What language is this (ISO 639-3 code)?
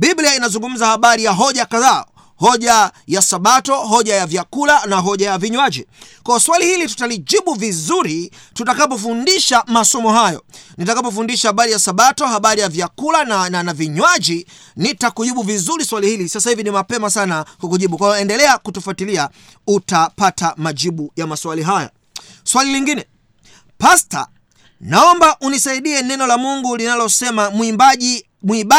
swa